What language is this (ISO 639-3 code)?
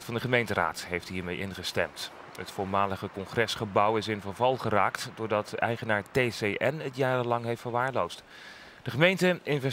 nld